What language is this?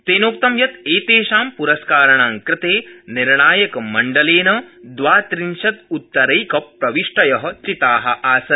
Sanskrit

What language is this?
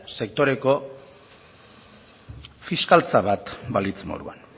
Basque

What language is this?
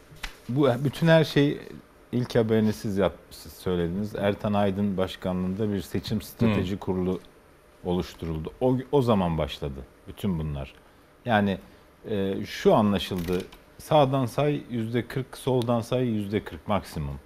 Turkish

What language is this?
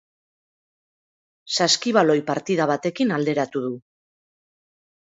Basque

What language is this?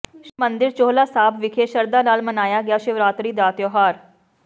Punjabi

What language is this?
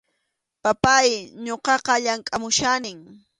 Arequipa-La Unión Quechua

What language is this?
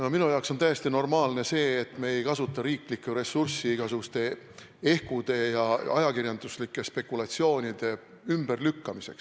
Estonian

